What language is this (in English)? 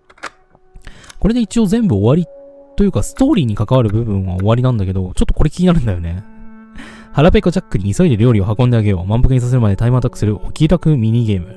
Japanese